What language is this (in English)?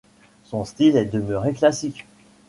French